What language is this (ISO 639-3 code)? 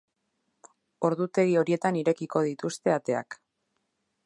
eus